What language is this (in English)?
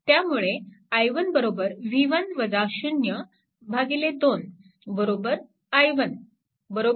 Marathi